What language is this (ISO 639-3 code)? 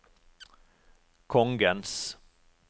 nor